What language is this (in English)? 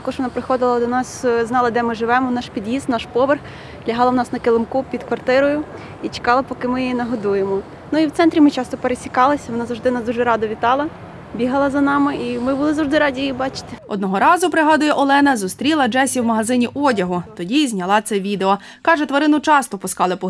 Ukrainian